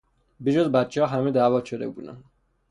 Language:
Persian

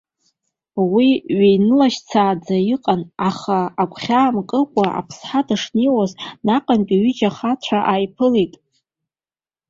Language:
Abkhazian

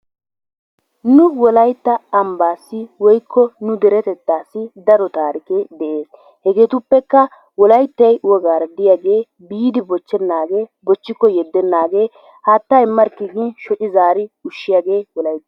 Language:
Wolaytta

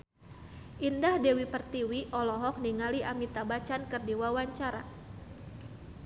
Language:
Sundanese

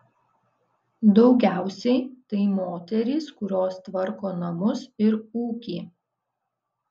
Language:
Lithuanian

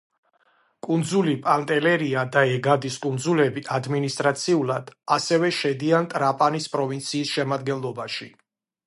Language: Georgian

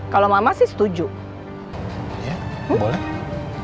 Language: Indonesian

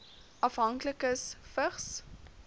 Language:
Afrikaans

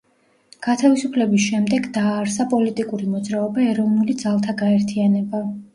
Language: Georgian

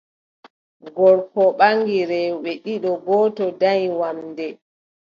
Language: Adamawa Fulfulde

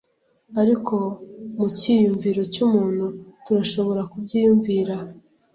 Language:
Kinyarwanda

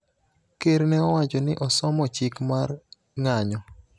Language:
Luo (Kenya and Tanzania)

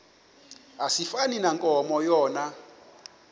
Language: Xhosa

